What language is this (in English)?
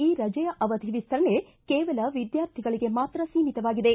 Kannada